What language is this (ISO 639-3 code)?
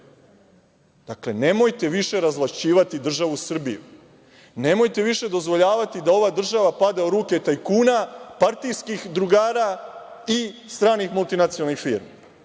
srp